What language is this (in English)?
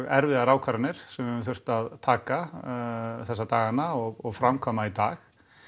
Icelandic